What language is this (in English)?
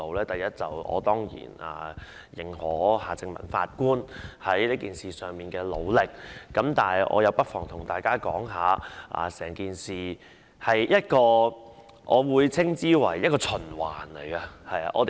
Cantonese